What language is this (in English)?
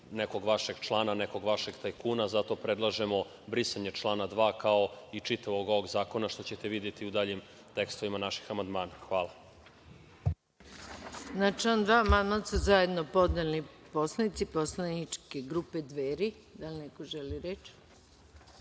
Serbian